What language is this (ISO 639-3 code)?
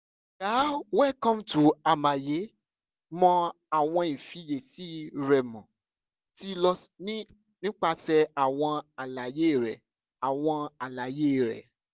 yor